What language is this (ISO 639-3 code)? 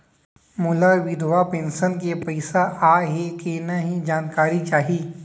hne